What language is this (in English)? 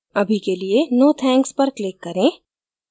Hindi